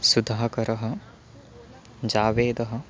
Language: Sanskrit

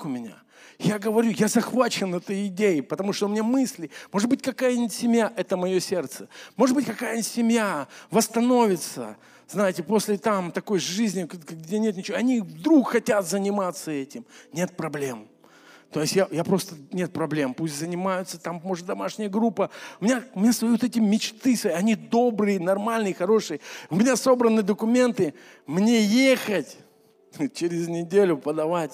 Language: Russian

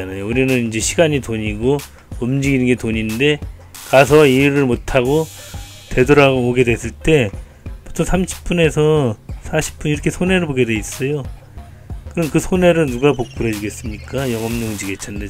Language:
Korean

